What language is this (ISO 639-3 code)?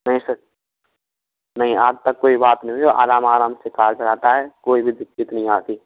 hin